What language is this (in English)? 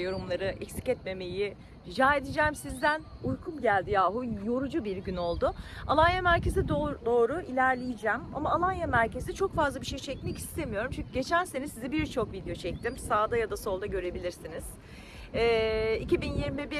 Turkish